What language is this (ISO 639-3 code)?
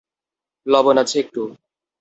ben